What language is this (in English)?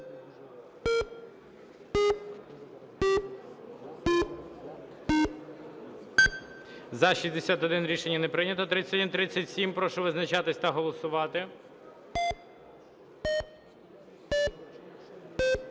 Ukrainian